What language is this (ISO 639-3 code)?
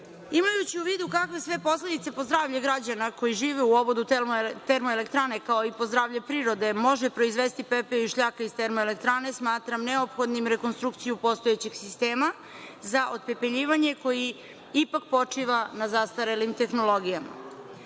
srp